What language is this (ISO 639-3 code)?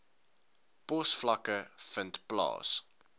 afr